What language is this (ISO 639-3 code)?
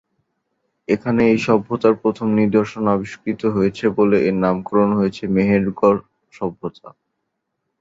ben